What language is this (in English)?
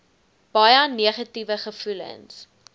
Afrikaans